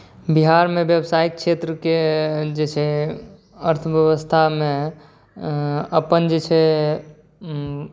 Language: Maithili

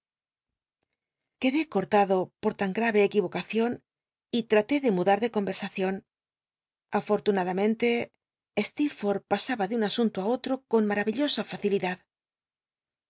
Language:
Spanish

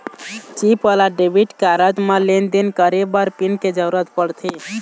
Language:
Chhattisgarhi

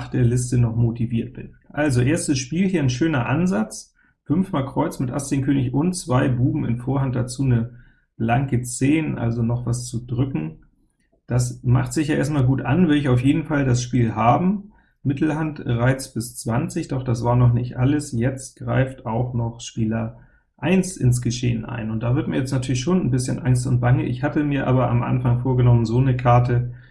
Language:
German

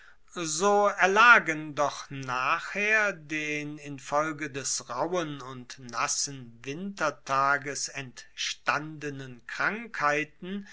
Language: German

